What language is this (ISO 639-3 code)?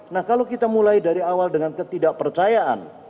ind